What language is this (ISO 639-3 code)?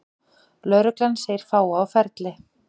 isl